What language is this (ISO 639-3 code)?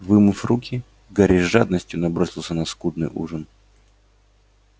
rus